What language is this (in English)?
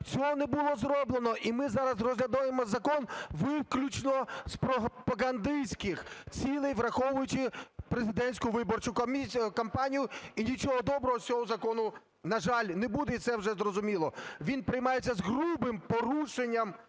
Ukrainian